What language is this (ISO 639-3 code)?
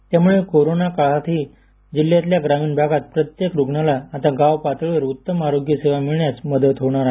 mar